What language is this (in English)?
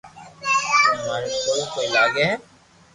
Loarki